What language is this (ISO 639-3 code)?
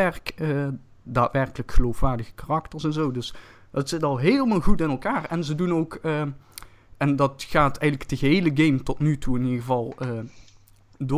nld